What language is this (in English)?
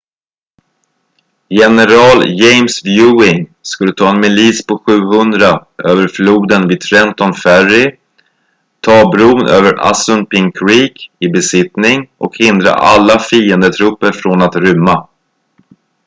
Swedish